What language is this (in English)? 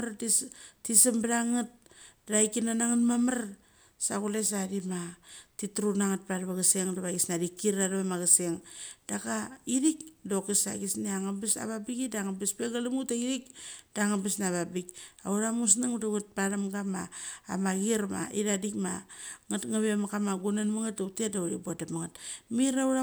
Mali